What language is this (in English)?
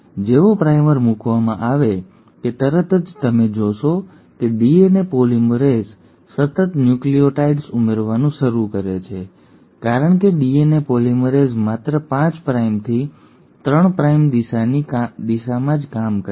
Gujarati